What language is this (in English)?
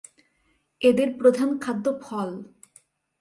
Bangla